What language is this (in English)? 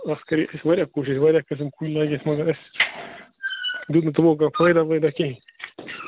Kashmiri